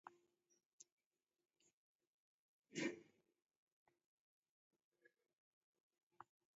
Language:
Taita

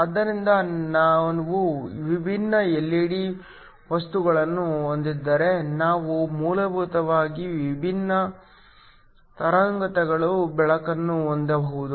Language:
Kannada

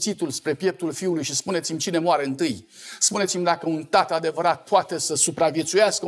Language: Romanian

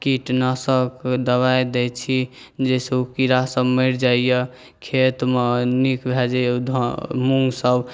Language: Maithili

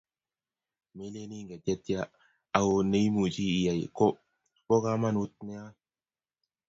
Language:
Kalenjin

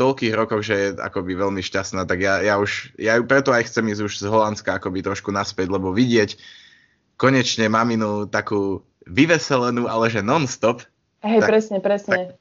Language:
Slovak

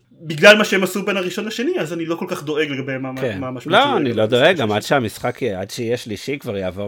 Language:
Hebrew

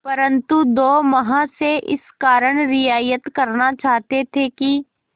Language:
Hindi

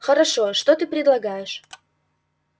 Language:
Russian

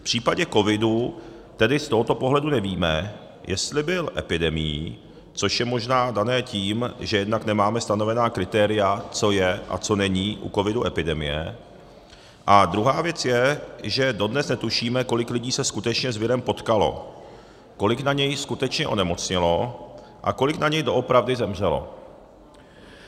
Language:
Czech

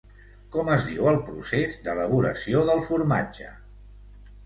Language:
Catalan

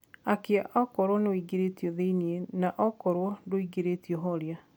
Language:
Kikuyu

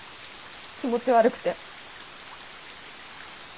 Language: Japanese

